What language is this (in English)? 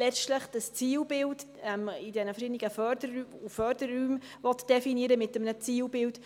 Swiss German